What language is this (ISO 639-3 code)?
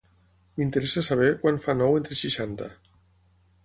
cat